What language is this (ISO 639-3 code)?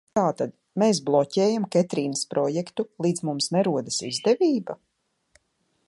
lav